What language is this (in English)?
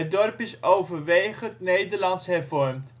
Dutch